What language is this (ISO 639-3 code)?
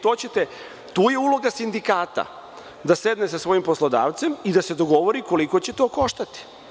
srp